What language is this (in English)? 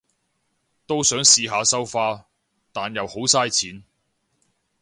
Cantonese